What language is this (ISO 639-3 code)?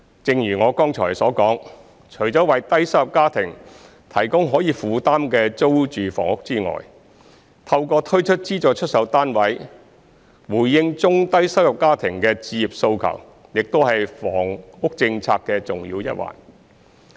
yue